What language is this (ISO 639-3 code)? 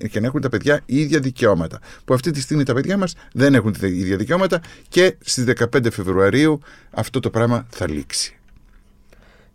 ell